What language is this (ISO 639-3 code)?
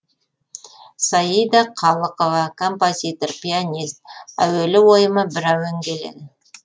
kaz